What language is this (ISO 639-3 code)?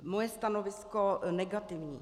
ces